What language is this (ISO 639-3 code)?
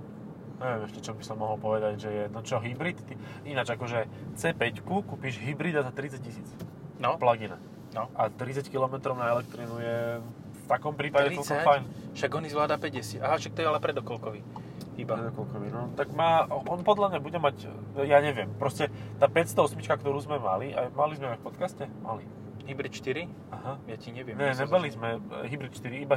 slk